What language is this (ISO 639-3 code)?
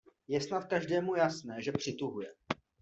ces